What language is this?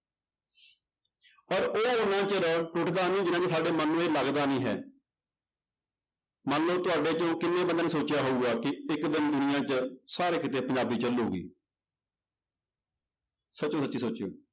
Punjabi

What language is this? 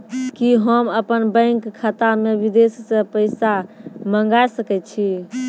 Maithili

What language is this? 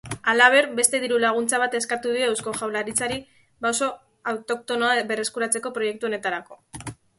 Basque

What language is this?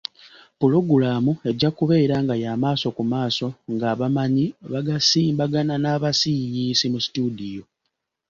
Ganda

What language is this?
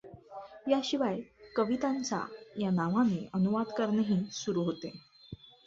Marathi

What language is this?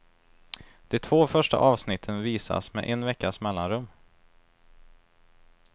Swedish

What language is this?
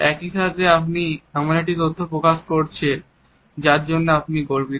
Bangla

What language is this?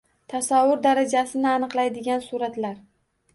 Uzbek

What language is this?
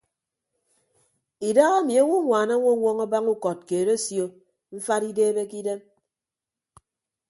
Ibibio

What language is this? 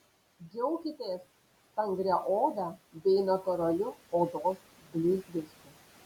Lithuanian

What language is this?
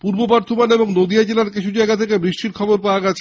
Bangla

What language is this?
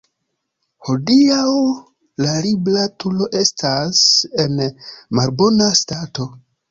Esperanto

